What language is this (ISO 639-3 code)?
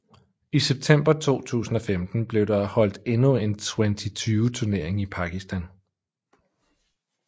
dan